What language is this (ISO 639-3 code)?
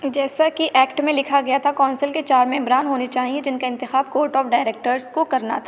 urd